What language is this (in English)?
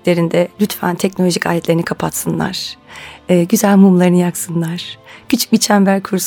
Turkish